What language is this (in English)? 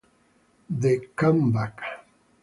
Italian